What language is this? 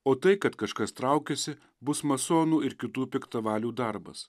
Lithuanian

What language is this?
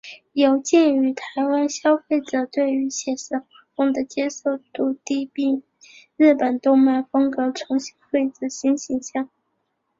Chinese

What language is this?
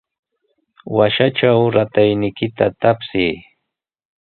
Sihuas Ancash Quechua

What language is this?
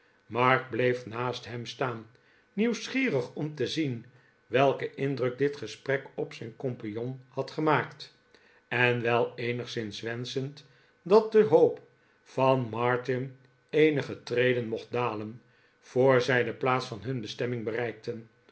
Dutch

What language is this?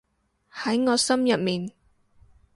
Cantonese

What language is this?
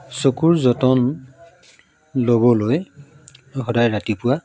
Assamese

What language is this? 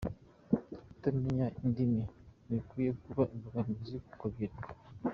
Kinyarwanda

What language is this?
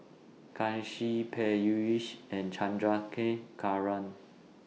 English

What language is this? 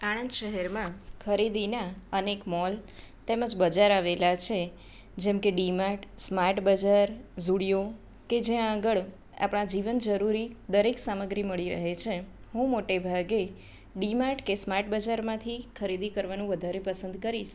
Gujarati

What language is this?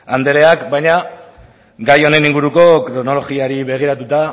Basque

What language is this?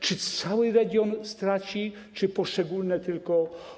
Polish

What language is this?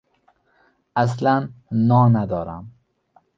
Persian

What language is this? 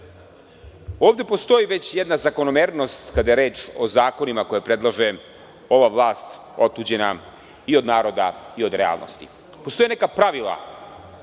Serbian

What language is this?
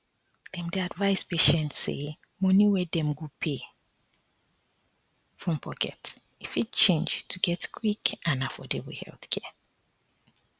Nigerian Pidgin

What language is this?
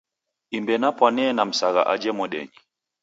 Taita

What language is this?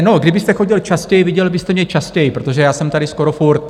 Czech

